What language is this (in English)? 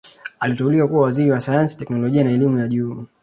Swahili